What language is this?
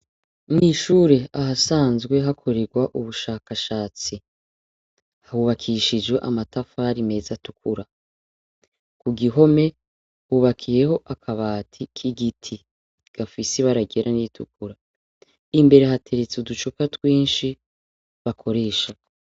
Rundi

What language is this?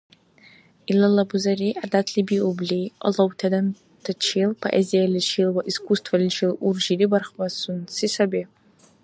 Dargwa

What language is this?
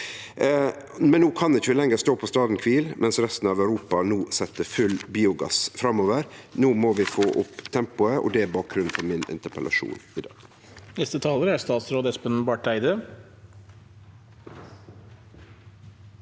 Norwegian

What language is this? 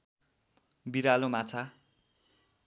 Nepali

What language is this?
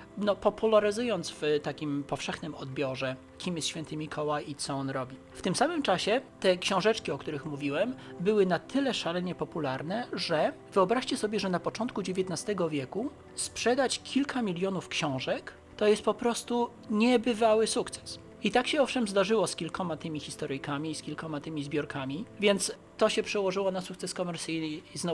Polish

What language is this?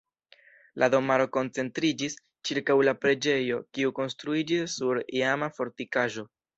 Esperanto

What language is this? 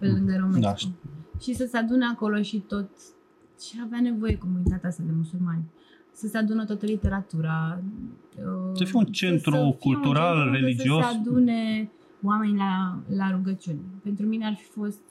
Romanian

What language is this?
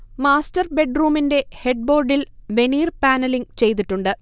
Malayalam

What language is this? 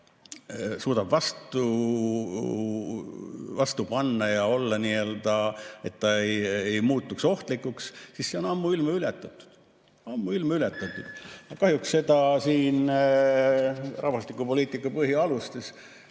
Estonian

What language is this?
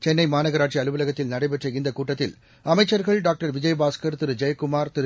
Tamil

